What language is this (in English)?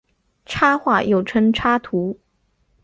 Chinese